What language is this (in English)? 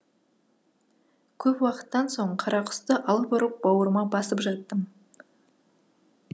Kazakh